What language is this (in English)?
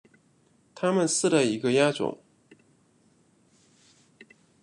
Chinese